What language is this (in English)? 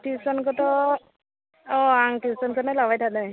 Bodo